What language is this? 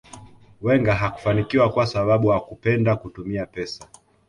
Swahili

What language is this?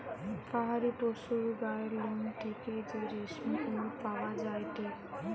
Bangla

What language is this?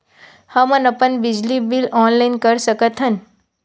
Chhattisgarhi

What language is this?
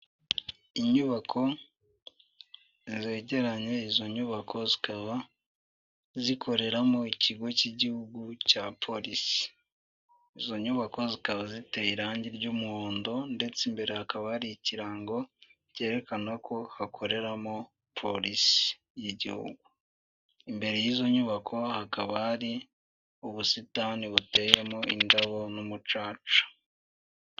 Kinyarwanda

